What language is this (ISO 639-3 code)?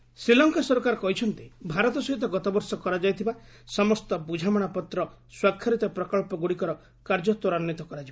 ori